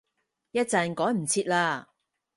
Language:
Cantonese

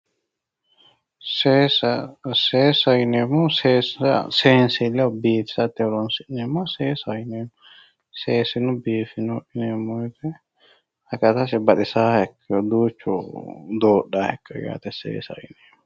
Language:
Sidamo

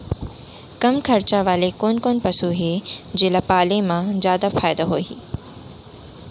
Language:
Chhattisgarhi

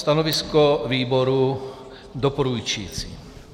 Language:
Czech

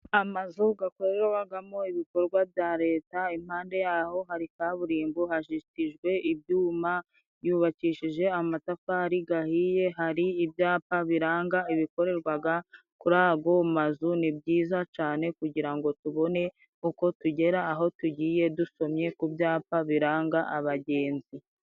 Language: Kinyarwanda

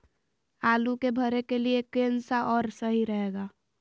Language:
Magahi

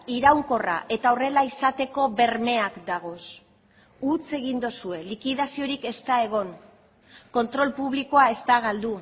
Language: Basque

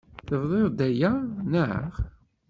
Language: Kabyle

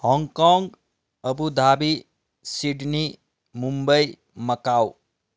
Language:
Nepali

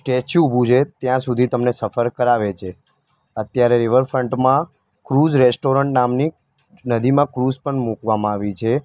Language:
Gujarati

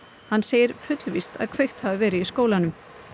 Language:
Icelandic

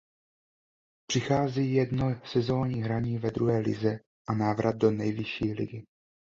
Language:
Czech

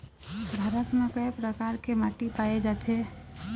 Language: Chhattisgarhi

